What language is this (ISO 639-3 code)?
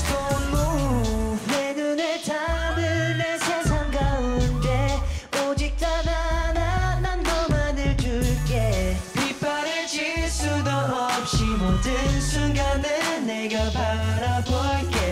kor